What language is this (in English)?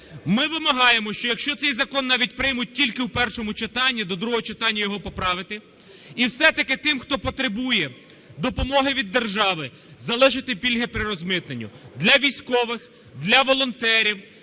Ukrainian